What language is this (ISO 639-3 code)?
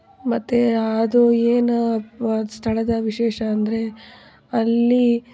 kan